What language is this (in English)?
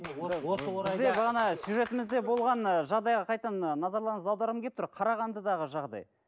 Kazakh